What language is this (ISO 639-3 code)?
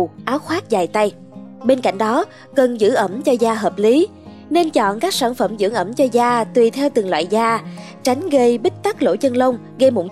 vie